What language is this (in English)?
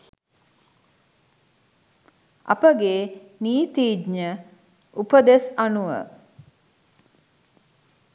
Sinhala